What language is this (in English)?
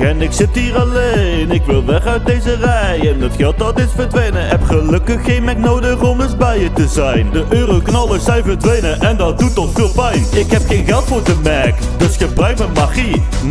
Dutch